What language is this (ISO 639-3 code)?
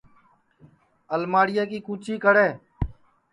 ssi